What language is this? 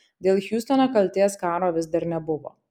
Lithuanian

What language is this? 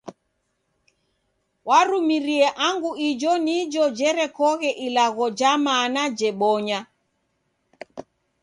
Taita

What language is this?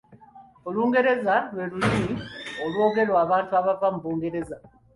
Ganda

